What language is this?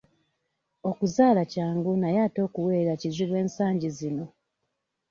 Ganda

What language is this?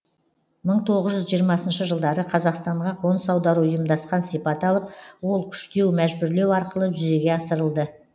Kazakh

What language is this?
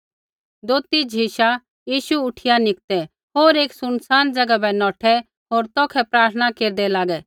Kullu Pahari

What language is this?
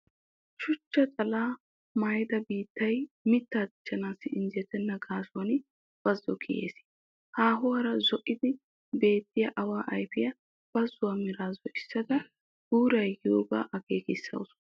Wolaytta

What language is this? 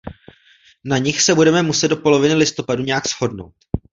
Czech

